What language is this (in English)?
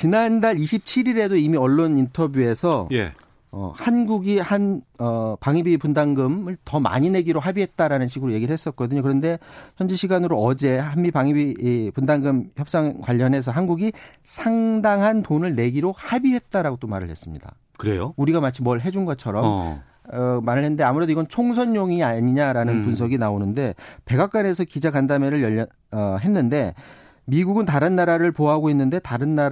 Korean